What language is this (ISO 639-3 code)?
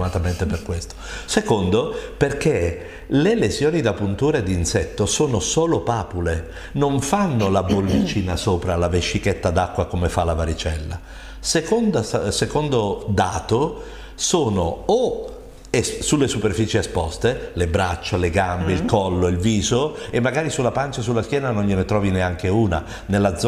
ita